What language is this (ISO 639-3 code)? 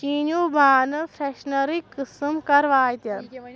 kas